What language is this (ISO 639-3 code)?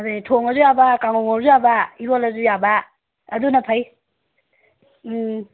mni